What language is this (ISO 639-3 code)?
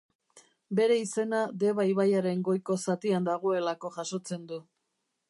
eus